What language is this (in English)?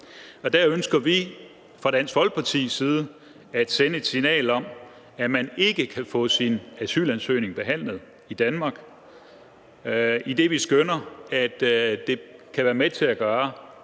Danish